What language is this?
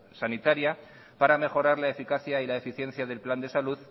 Spanish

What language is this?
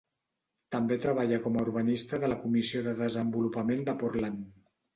Catalan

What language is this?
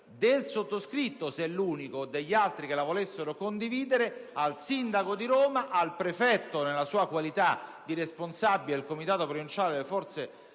Italian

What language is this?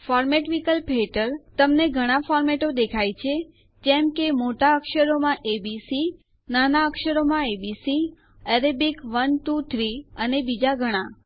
Gujarati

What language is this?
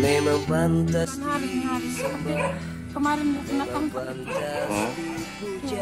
Indonesian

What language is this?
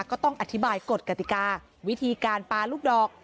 Thai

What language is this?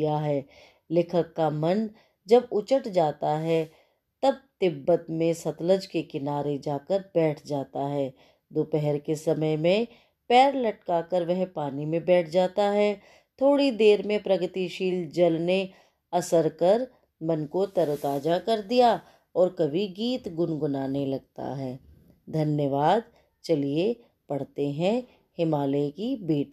Hindi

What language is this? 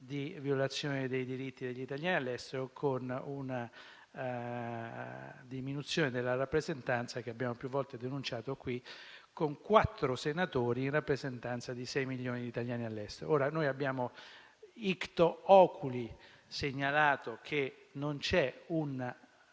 Italian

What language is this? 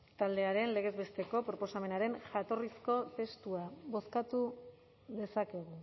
Basque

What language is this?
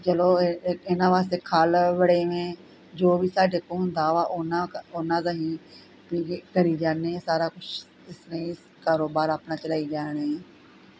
Punjabi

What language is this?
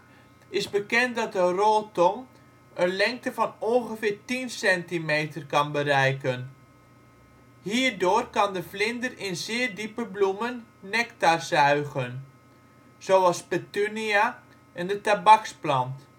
Dutch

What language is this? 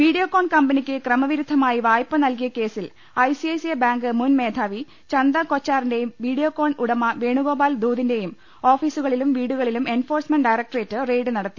Malayalam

